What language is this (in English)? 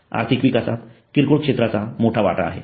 Marathi